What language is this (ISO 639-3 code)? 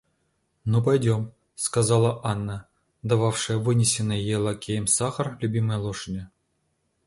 rus